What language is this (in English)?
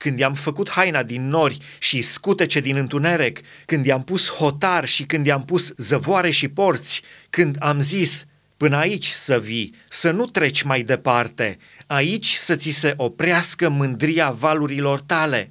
Romanian